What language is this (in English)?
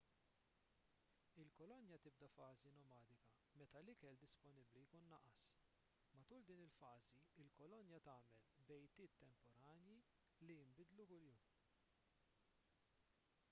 Maltese